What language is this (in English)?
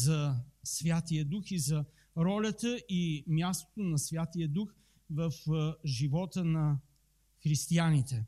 Bulgarian